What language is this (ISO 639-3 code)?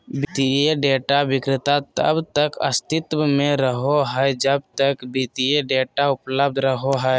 mag